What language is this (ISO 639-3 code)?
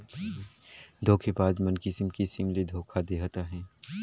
hne